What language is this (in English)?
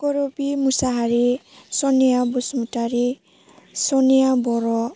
Bodo